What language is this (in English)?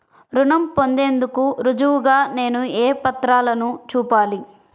Telugu